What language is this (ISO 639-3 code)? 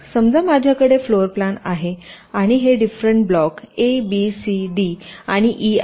mar